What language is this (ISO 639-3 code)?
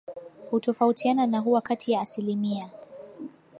swa